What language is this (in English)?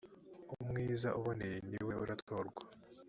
Kinyarwanda